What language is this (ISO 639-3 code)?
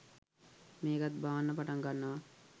sin